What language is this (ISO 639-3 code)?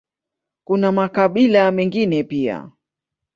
swa